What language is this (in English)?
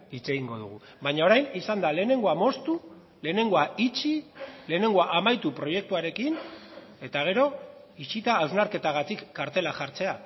Basque